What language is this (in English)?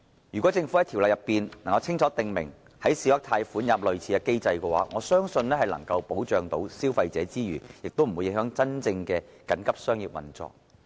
Cantonese